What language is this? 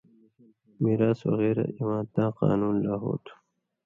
Indus Kohistani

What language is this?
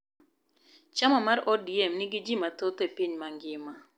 Luo (Kenya and Tanzania)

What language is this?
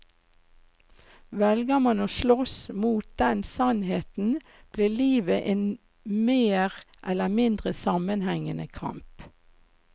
Norwegian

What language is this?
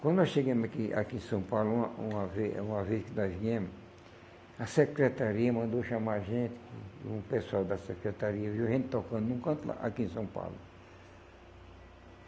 Portuguese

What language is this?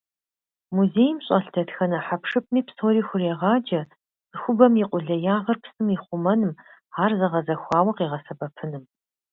Kabardian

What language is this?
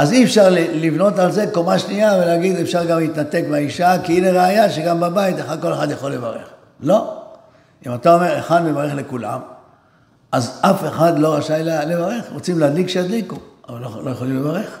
Hebrew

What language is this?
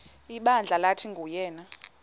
Xhosa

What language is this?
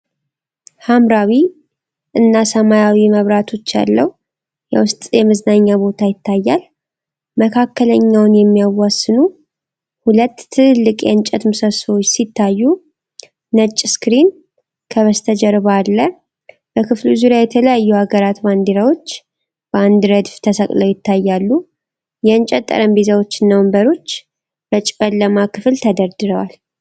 Amharic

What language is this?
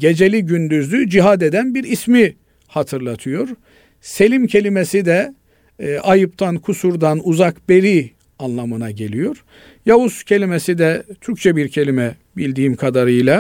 Turkish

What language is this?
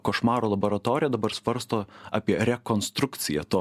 Lithuanian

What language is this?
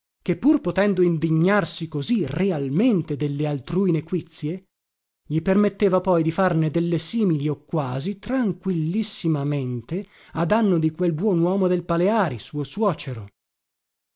Italian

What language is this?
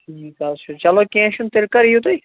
Kashmiri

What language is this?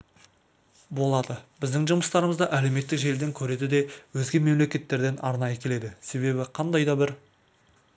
Kazakh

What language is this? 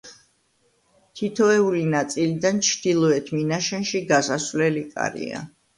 Georgian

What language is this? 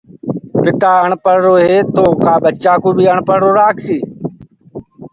Gurgula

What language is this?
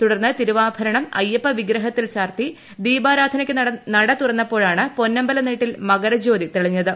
Malayalam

